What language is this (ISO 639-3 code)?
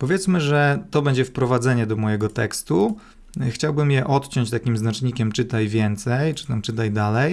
pol